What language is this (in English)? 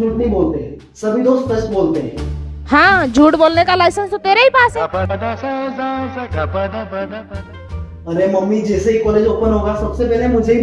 Hindi